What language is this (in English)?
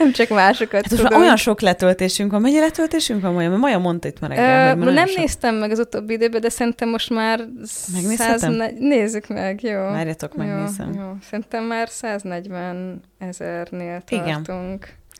Hungarian